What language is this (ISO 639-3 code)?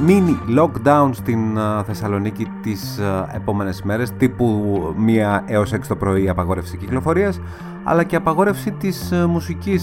ell